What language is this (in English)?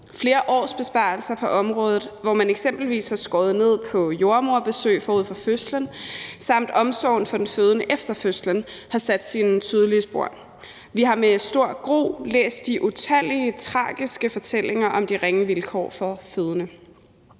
Danish